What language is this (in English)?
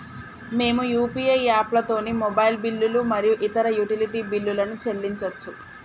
Telugu